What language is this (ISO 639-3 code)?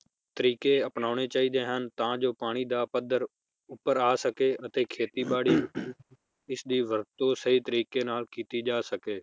pan